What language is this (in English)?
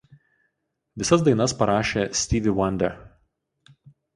Lithuanian